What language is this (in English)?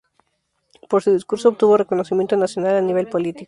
Spanish